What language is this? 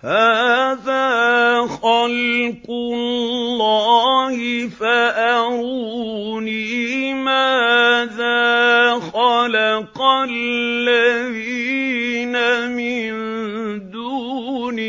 Arabic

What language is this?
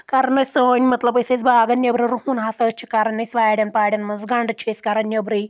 Kashmiri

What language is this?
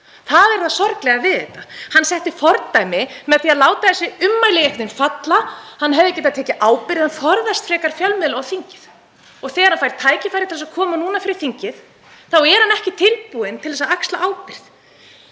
Icelandic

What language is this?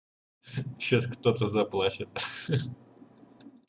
Russian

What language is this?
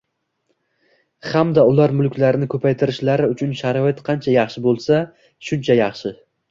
Uzbek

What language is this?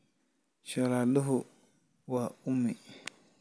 Somali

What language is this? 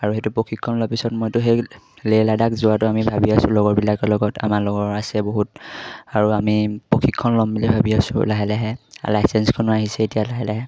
Assamese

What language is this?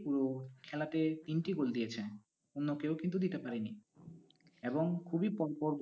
Bangla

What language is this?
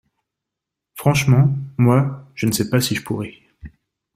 French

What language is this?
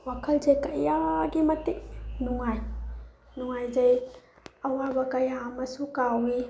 Manipuri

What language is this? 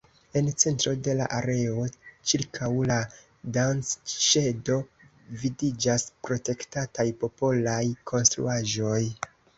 Esperanto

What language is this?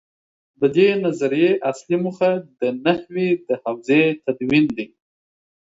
Pashto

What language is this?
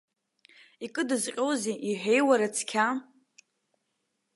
Abkhazian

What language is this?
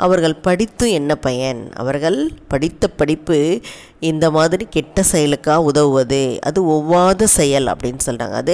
Tamil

